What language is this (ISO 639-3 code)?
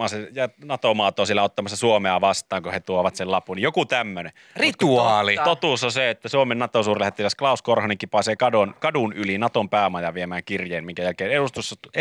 fin